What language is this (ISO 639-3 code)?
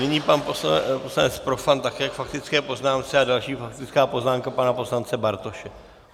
ces